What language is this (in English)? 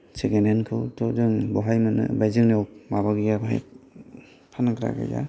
Bodo